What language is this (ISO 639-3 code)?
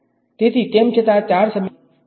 guj